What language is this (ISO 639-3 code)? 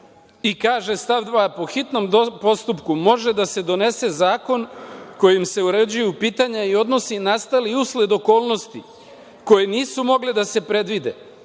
srp